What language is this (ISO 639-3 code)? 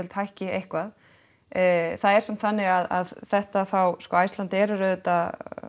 isl